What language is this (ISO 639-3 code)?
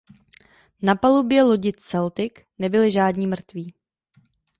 ces